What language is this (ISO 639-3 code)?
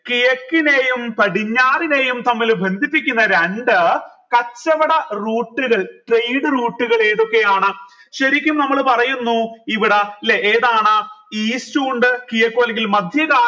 mal